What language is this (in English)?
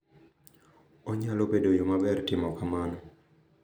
Luo (Kenya and Tanzania)